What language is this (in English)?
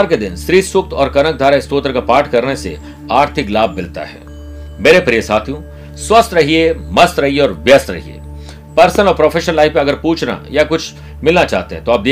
Hindi